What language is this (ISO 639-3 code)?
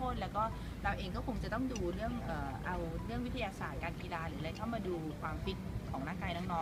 tha